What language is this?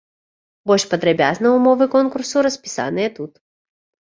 Belarusian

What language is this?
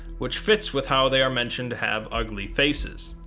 English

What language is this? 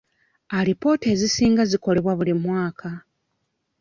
Ganda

